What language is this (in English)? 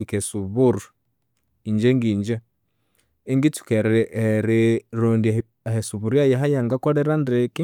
Konzo